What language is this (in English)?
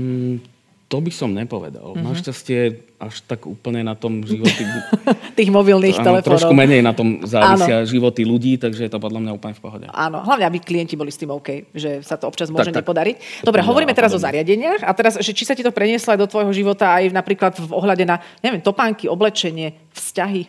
Slovak